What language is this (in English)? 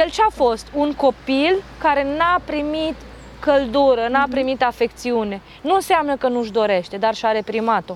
Romanian